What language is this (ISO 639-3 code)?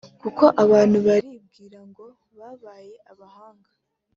kin